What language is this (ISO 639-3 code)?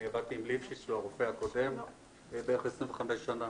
heb